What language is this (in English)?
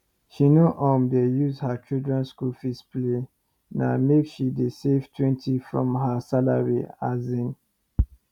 Nigerian Pidgin